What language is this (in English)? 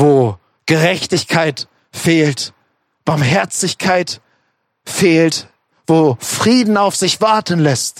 German